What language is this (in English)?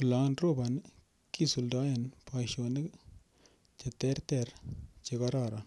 Kalenjin